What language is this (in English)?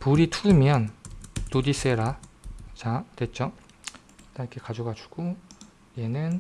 Korean